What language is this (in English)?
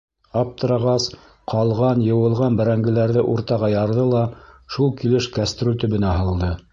Bashkir